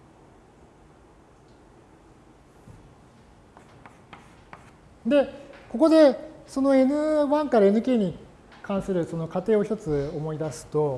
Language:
Japanese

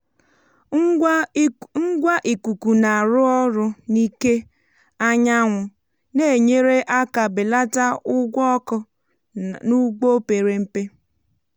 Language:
Igbo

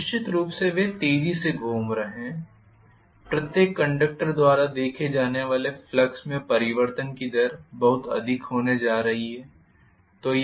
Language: Hindi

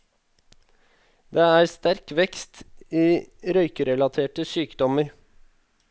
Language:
Norwegian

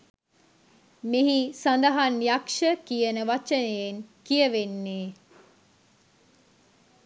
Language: Sinhala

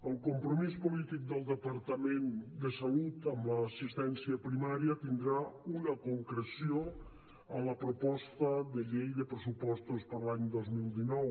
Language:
Catalan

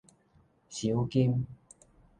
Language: Min Nan Chinese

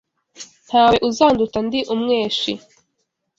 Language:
Kinyarwanda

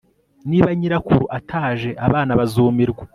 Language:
Kinyarwanda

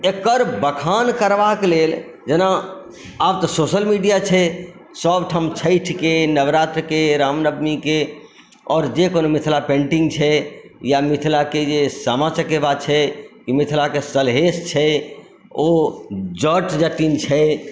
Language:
Maithili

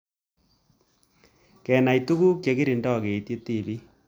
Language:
Kalenjin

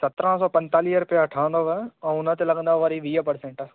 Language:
Sindhi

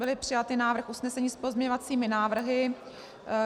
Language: Czech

